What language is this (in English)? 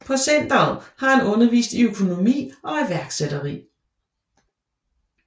Danish